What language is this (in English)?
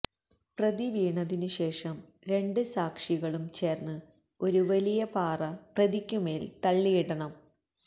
Malayalam